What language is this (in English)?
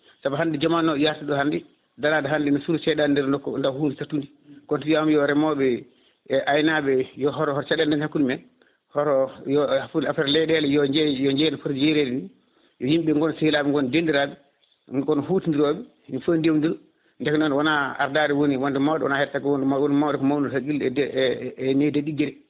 Fula